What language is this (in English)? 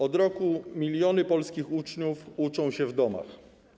Polish